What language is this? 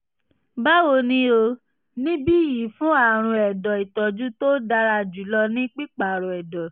Yoruba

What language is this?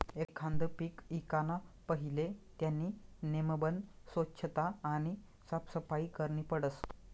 Marathi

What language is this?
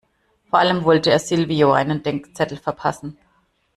German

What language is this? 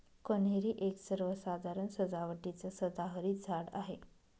Marathi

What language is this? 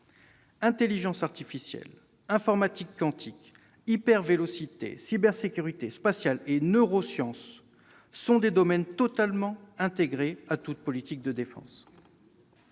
French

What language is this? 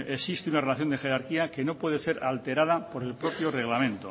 Spanish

